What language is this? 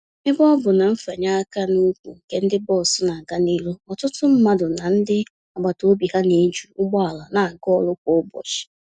Igbo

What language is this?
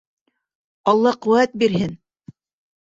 Bashkir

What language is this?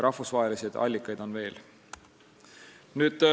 Estonian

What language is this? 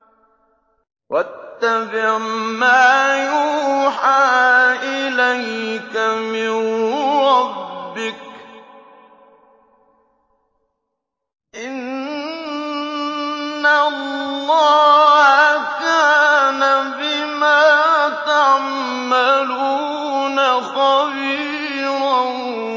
Arabic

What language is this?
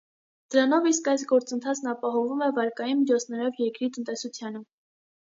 Armenian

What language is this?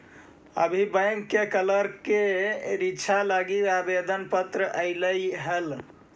Magahi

